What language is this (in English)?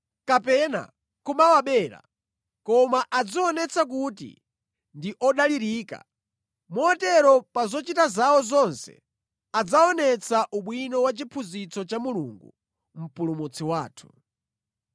Nyanja